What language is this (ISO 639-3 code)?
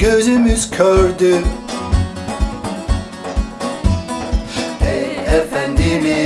tur